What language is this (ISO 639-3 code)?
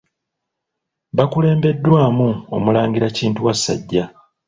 lug